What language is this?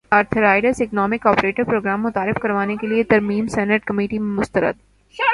Urdu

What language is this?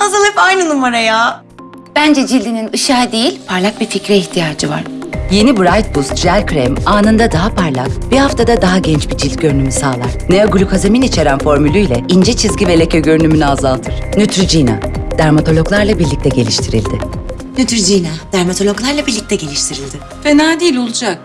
Turkish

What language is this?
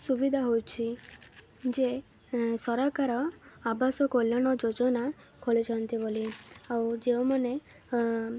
Odia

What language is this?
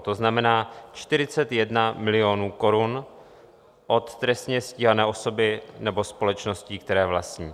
Czech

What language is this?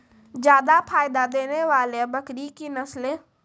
Maithili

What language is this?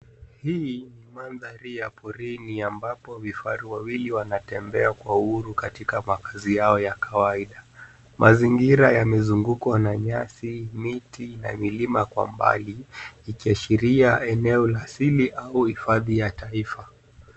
Swahili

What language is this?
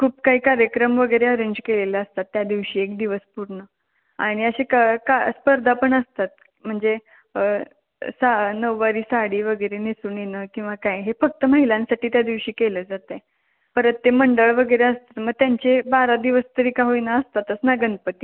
Marathi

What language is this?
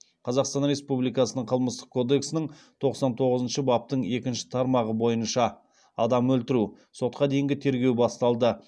Kazakh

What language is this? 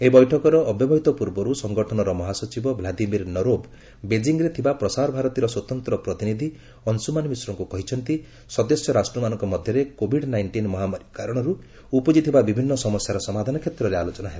Odia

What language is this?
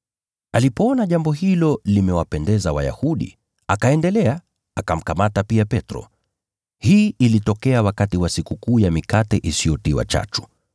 Swahili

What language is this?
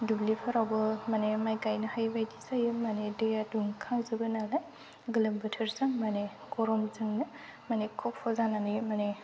Bodo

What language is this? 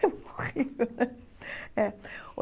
Portuguese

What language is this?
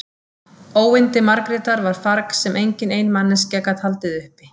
Icelandic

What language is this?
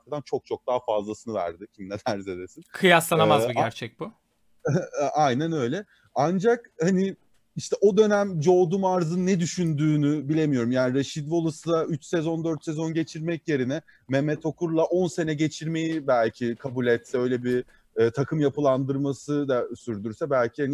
Turkish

